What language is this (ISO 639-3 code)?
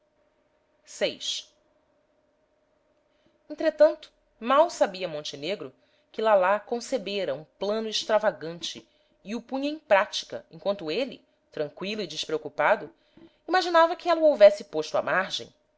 por